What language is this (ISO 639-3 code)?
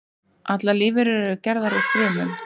isl